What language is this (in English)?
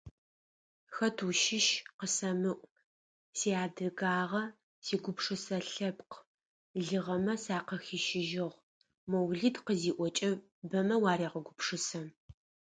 Adyghe